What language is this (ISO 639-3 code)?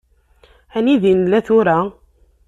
kab